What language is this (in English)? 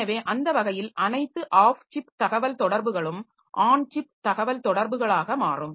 Tamil